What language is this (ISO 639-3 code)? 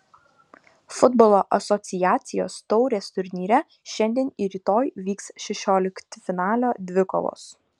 lit